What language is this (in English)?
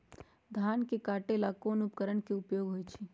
Magahi